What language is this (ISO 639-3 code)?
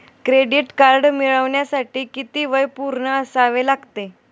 mar